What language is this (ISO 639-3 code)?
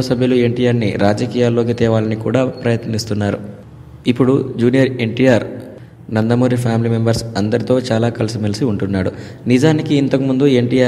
ind